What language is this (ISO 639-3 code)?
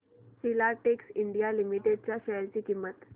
mar